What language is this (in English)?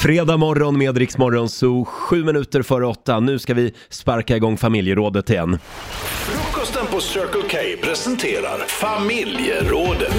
Swedish